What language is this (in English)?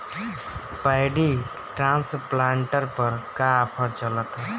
Bhojpuri